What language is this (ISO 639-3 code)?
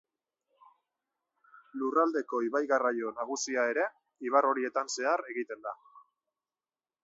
eus